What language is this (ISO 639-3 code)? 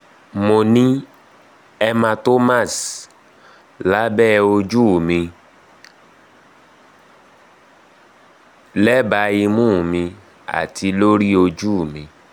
yor